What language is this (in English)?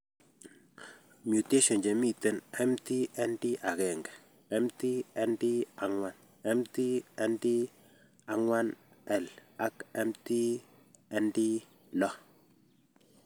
Kalenjin